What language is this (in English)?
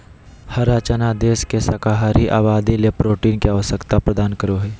Magahi